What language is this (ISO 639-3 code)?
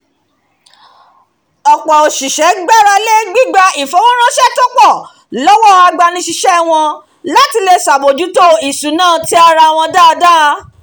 yor